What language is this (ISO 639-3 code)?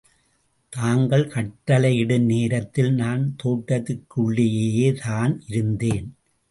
tam